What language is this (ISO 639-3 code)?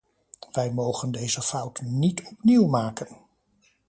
nld